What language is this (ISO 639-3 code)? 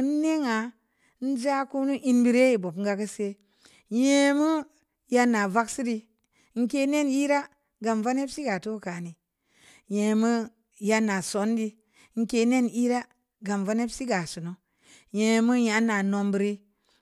ndi